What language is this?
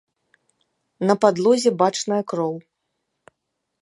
Belarusian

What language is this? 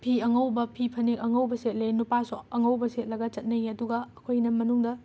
Manipuri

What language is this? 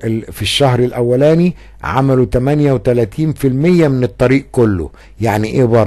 Arabic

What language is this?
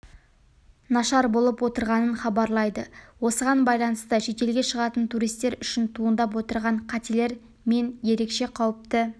Kazakh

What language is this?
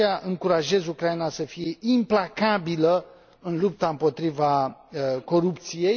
Romanian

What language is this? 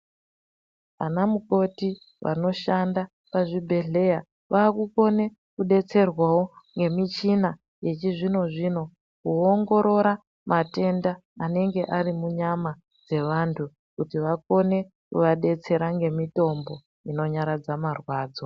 Ndau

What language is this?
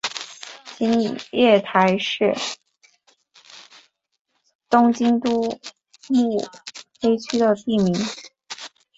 Chinese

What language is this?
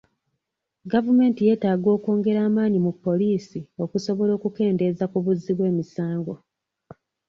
Ganda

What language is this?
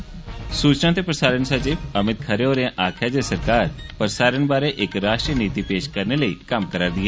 Dogri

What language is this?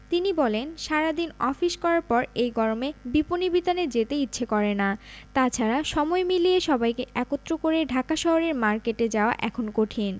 Bangla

